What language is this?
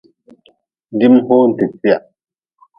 Nawdm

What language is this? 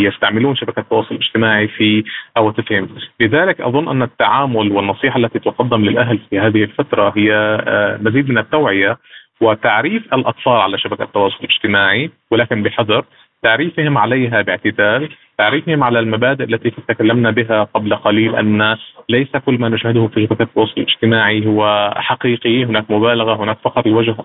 Arabic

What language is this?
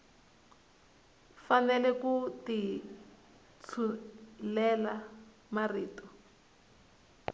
Tsonga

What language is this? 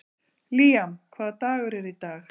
Icelandic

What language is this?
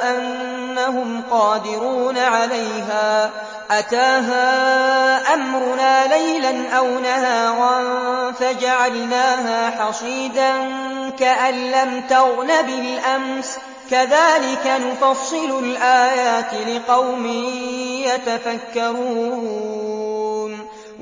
Arabic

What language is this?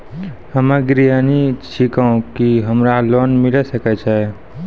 Maithili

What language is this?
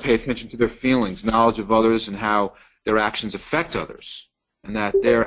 English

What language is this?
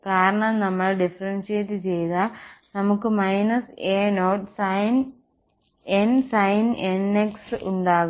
Malayalam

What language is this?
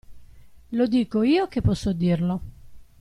Italian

